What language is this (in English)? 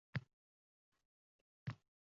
Uzbek